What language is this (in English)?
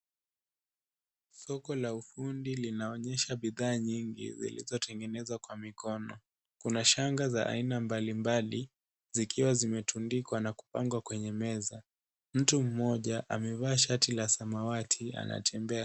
Swahili